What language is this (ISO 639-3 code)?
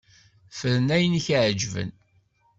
kab